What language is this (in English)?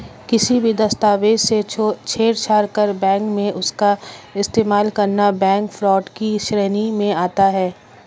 Hindi